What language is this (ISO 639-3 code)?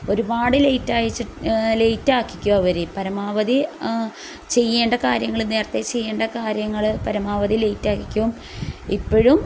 mal